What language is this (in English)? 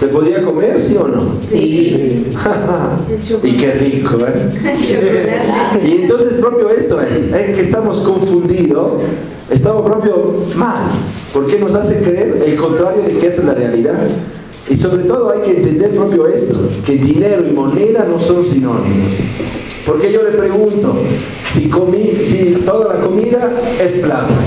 Spanish